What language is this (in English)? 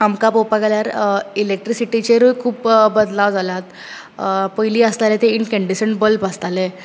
Konkani